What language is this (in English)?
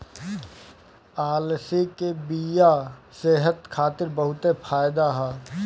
Bhojpuri